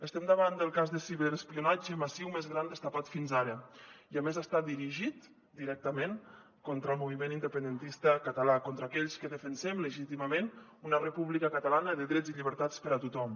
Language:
Catalan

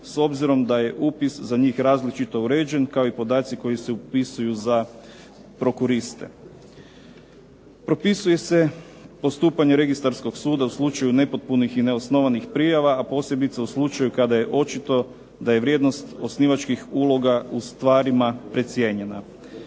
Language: Croatian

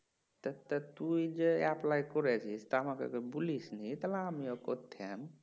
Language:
Bangla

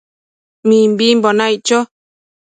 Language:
Matsés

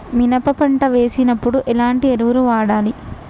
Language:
Telugu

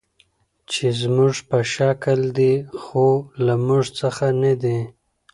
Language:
Pashto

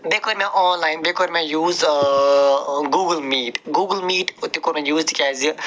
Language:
Kashmiri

